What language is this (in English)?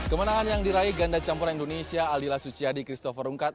Indonesian